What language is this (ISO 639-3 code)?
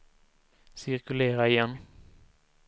swe